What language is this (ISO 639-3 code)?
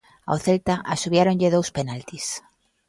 glg